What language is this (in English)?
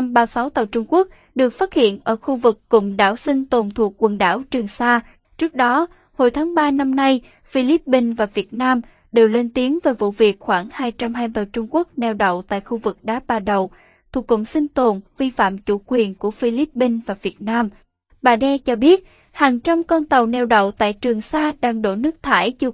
Vietnamese